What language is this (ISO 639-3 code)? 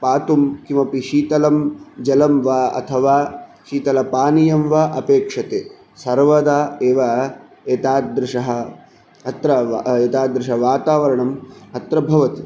san